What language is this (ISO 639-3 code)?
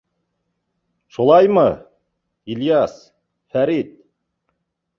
bak